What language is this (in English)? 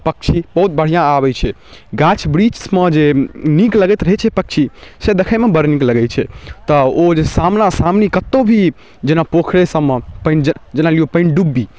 Maithili